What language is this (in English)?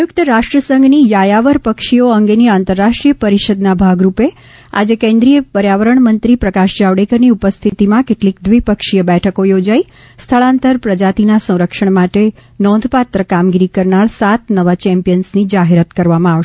Gujarati